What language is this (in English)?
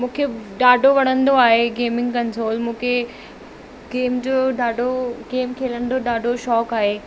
Sindhi